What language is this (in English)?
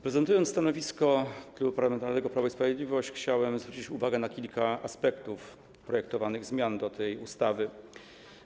Polish